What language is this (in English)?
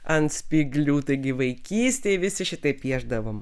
Lithuanian